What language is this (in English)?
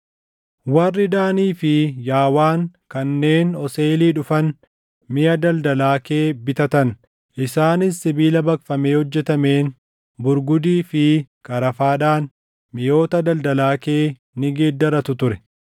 Oromo